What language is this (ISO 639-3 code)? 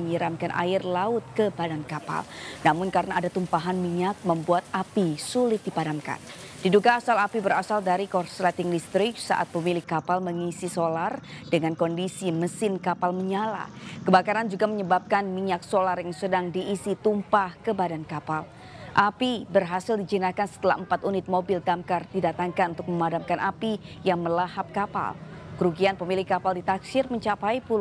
ind